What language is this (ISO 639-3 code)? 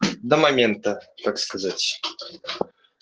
rus